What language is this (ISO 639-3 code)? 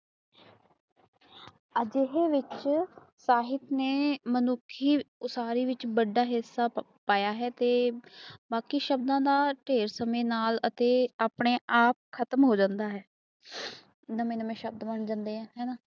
pan